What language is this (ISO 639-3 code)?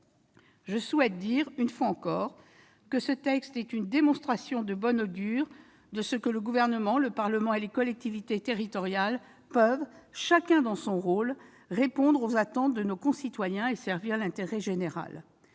fra